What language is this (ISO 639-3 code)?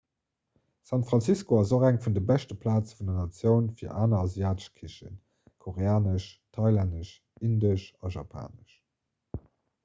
ltz